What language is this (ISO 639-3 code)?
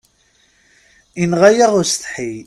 kab